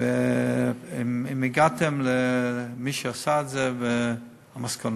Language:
Hebrew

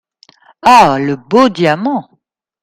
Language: French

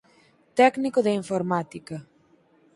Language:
Galician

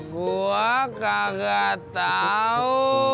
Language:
Indonesian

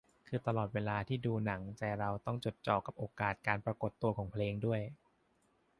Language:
Thai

